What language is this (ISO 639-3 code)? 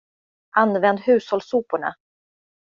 swe